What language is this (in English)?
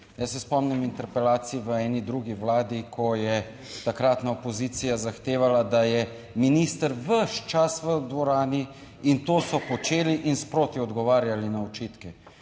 Slovenian